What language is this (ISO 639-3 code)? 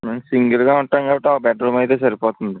tel